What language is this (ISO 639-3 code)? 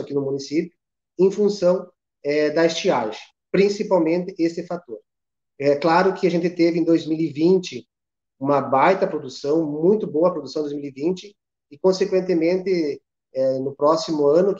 por